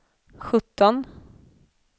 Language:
Swedish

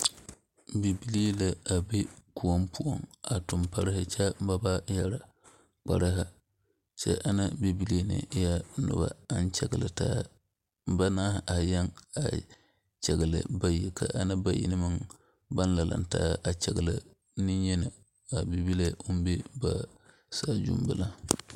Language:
Southern Dagaare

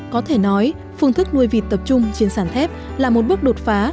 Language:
Vietnamese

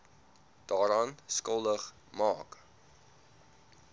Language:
Afrikaans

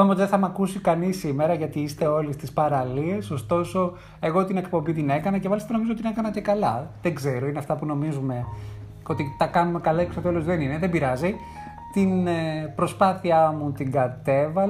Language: Greek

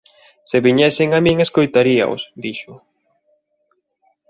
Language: Galician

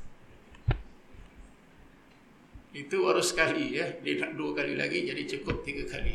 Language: Malay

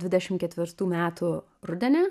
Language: Lithuanian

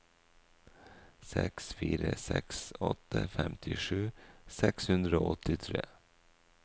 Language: Norwegian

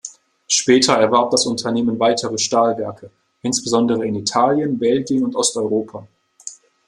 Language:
German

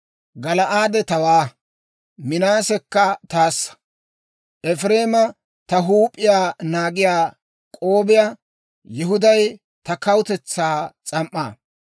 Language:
Dawro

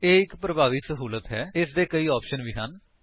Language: Punjabi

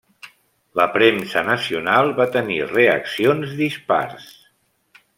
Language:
Catalan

